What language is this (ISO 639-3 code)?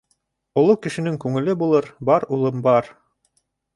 bak